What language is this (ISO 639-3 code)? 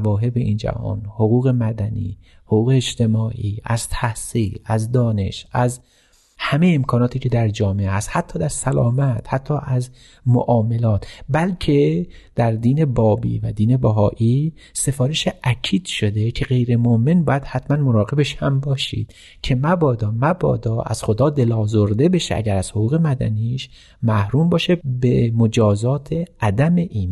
fas